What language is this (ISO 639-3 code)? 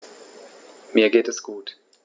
deu